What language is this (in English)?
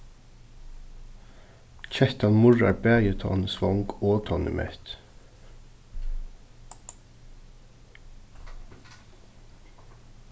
Faroese